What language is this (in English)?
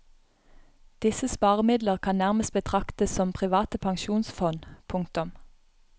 Norwegian